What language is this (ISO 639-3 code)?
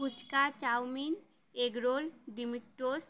ben